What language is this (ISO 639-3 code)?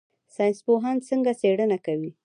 pus